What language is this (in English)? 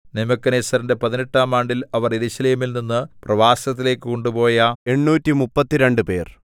Malayalam